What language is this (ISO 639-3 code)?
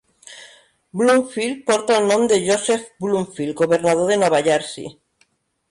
cat